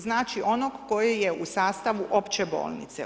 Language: Croatian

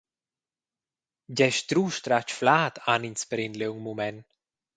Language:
Romansh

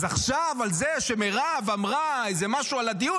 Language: Hebrew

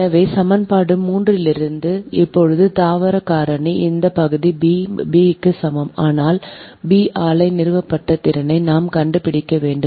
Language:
Tamil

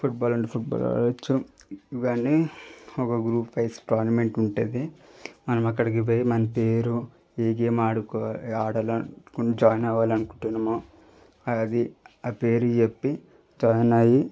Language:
Telugu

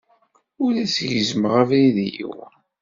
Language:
Kabyle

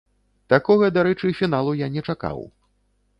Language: Belarusian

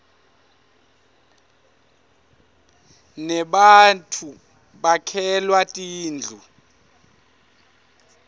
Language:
Swati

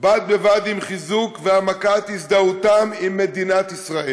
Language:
Hebrew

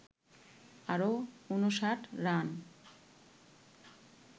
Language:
Bangla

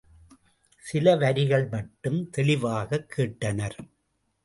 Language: Tamil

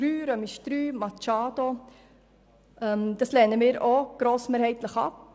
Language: Swiss German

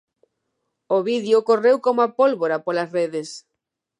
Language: Galician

